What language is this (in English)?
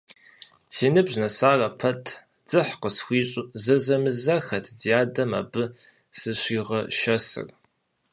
Kabardian